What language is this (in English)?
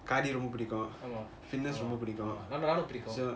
English